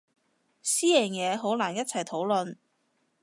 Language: Cantonese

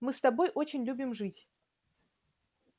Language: Russian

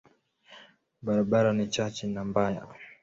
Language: Swahili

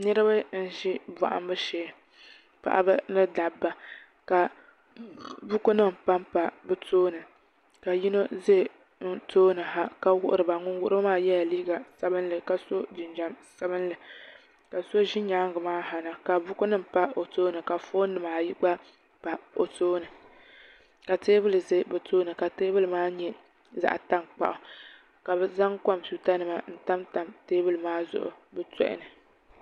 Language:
Dagbani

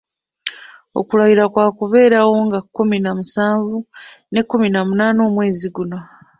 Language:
Ganda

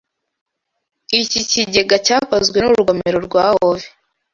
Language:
Kinyarwanda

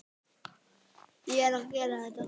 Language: Icelandic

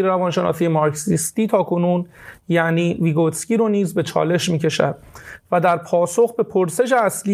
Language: Persian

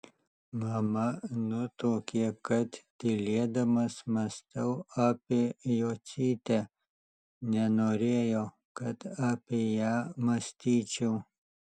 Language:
Lithuanian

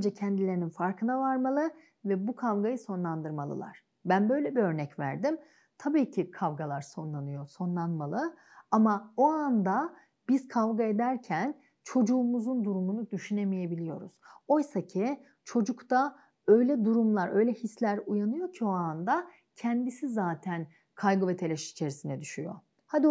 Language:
Turkish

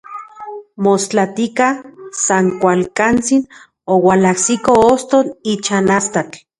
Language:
Central Puebla Nahuatl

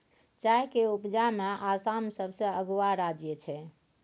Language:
Maithili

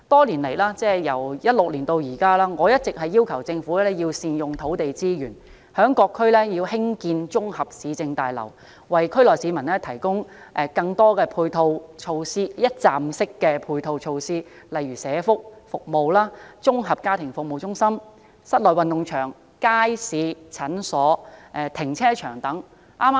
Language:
Cantonese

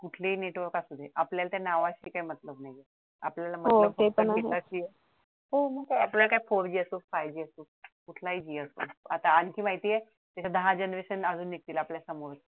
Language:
Marathi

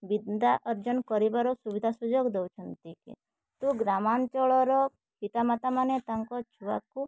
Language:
Odia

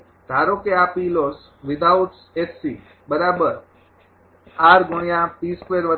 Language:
Gujarati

